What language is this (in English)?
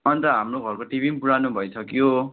Nepali